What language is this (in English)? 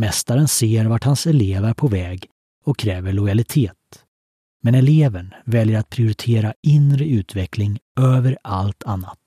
Swedish